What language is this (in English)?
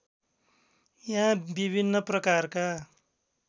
Nepali